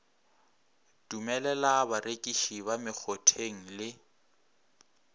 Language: Northern Sotho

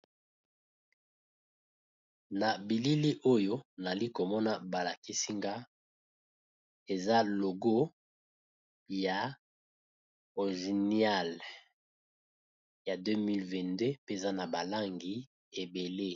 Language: Lingala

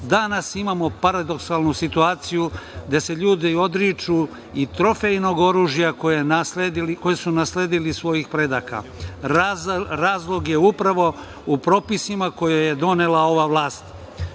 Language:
Serbian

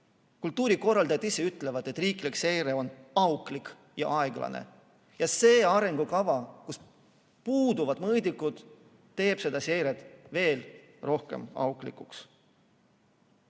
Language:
Estonian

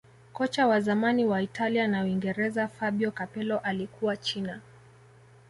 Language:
Swahili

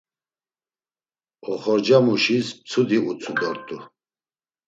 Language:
Laz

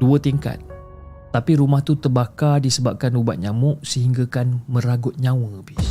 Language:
Malay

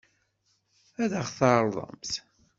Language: Kabyle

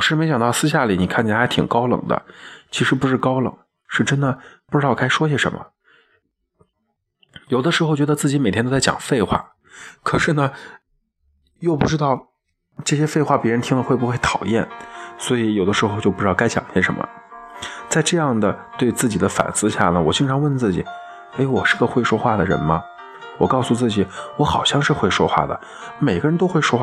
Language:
Chinese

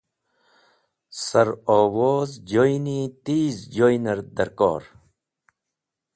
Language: Wakhi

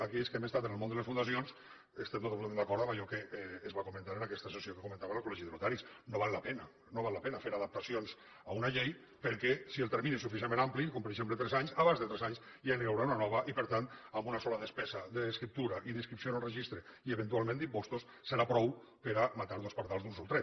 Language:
Catalan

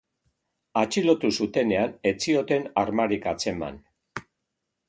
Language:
Basque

